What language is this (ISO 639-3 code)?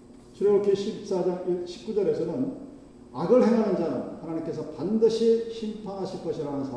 kor